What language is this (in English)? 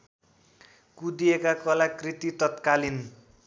Nepali